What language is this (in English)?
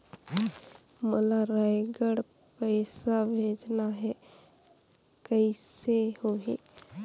Chhattisgarhi